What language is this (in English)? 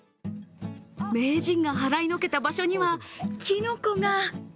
Japanese